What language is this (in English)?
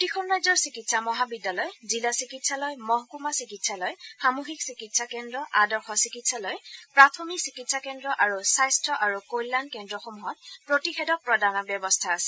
Assamese